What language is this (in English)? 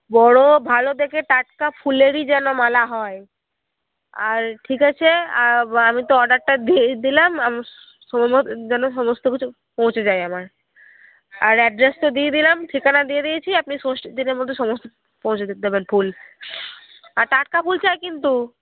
Bangla